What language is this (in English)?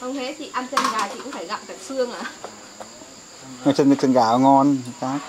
Vietnamese